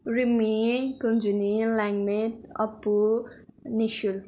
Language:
Nepali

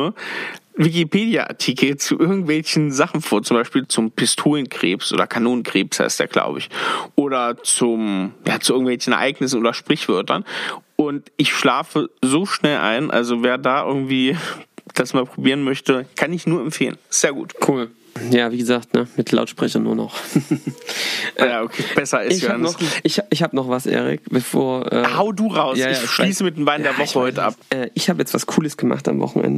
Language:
German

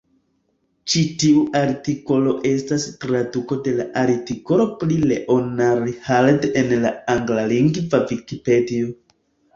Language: Esperanto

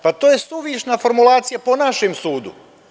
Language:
Serbian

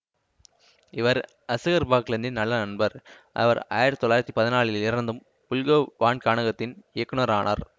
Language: Tamil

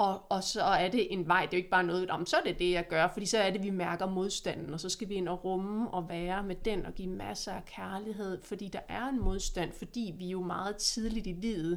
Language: Danish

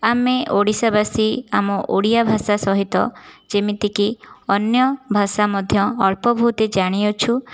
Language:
Odia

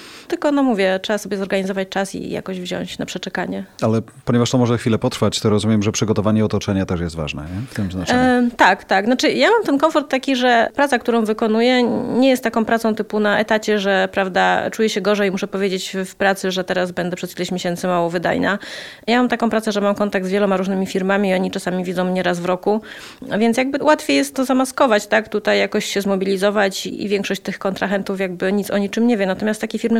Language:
Polish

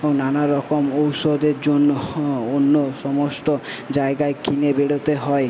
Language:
Bangla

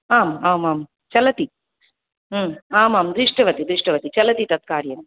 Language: Sanskrit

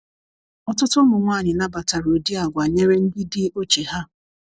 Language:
Igbo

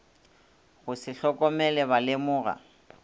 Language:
Northern Sotho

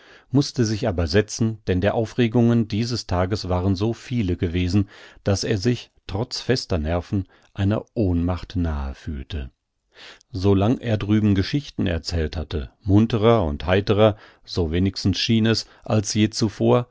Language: German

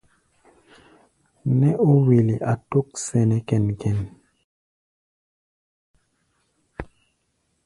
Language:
Gbaya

